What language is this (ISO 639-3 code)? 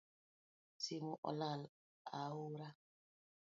luo